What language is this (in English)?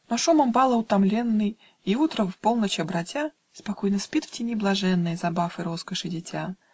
Russian